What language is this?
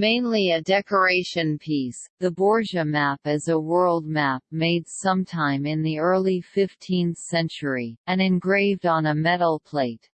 English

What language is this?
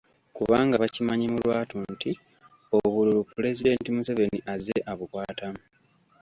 Ganda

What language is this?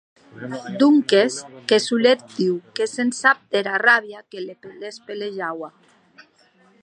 Occitan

